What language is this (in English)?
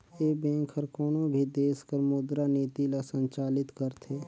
Chhattisgarhi